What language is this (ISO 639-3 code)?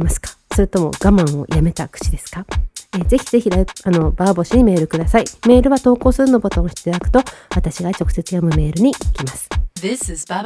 jpn